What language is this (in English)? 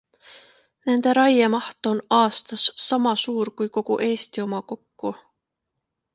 Estonian